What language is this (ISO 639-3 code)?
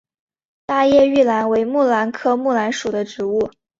zho